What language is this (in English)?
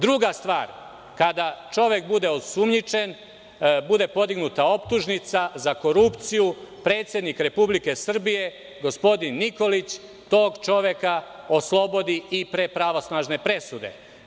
Serbian